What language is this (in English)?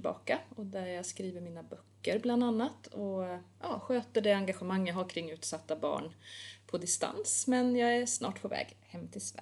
Swedish